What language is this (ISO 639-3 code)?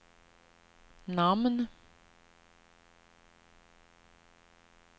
swe